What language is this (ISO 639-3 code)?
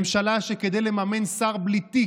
heb